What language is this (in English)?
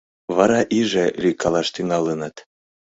Mari